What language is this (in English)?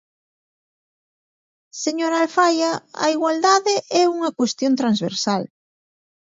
Galician